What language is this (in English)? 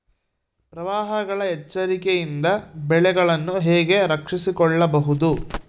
Kannada